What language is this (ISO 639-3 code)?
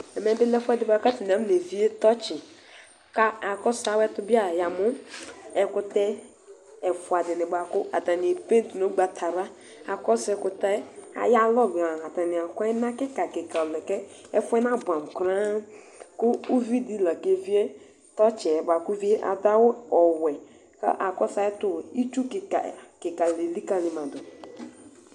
kpo